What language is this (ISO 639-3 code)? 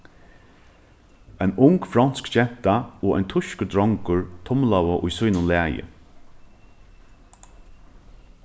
fao